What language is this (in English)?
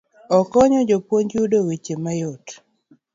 Luo (Kenya and Tanzania)